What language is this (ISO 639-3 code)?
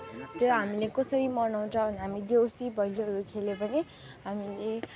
nep